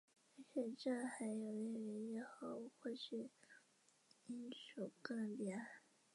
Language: Chinese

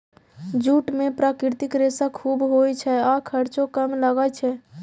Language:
Maithili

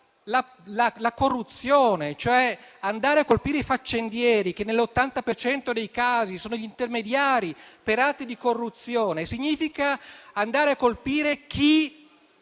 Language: Italian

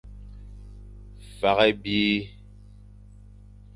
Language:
Fang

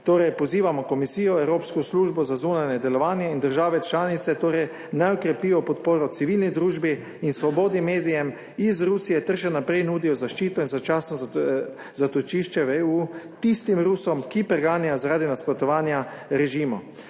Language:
Slovenian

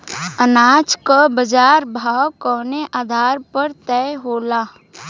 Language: Bhojpuri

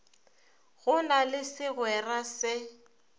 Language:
Northern Sotho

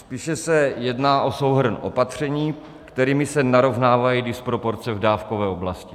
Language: Czech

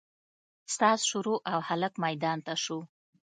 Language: Pashto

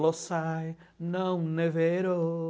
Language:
Portuguese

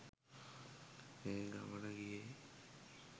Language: Sinhala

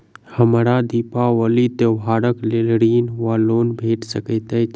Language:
Maithili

